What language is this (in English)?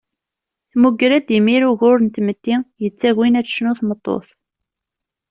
Kabyle